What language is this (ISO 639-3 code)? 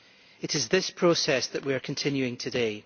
eng